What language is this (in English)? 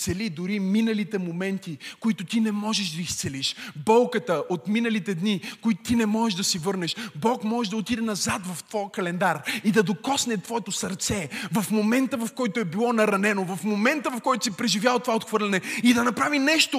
Bulgarian